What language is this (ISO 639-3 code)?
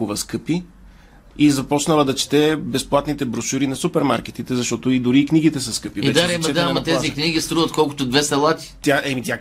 bul